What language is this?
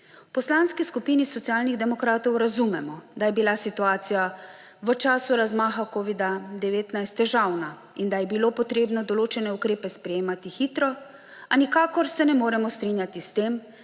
Slovenian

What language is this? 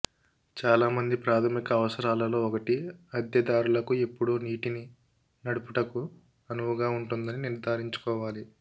Telugu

